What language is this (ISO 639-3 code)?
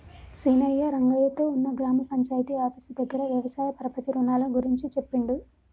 tel